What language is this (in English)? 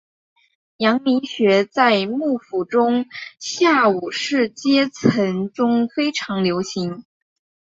Chinese